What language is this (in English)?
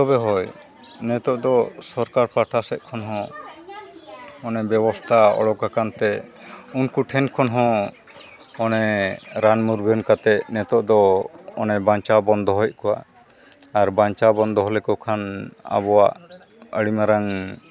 Santali